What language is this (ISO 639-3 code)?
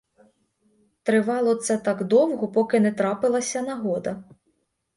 ukr